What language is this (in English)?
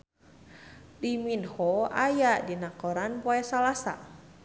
Sundanese